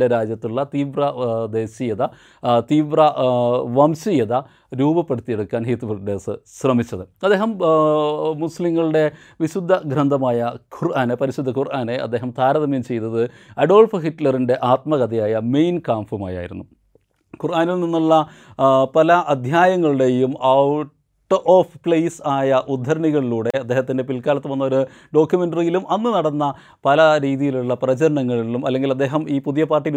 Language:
Malayalam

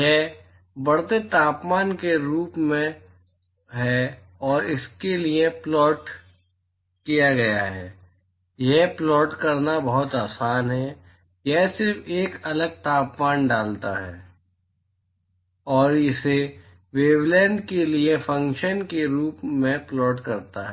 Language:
Hindi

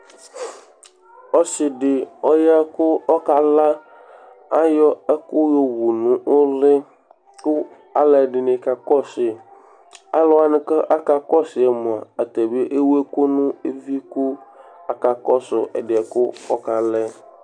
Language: Ikposo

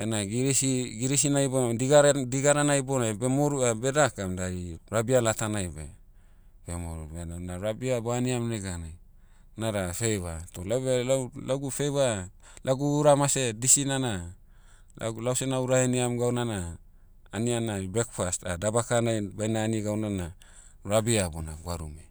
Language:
Motu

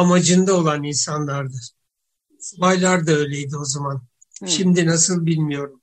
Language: Turkish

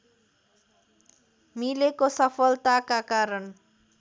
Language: Nepali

